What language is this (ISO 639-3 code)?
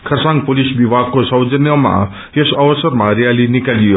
nep